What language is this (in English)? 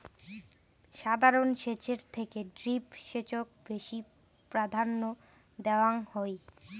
Bangla